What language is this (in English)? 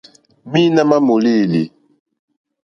Mokpwe